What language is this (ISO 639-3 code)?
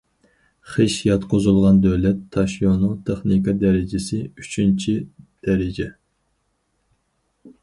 uig